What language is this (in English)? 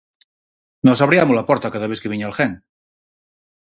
Galician